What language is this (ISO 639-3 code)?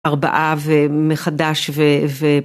heb